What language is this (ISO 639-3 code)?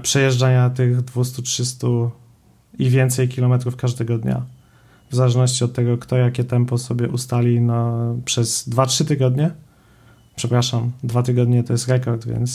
pol